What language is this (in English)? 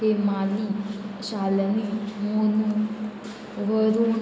Konkani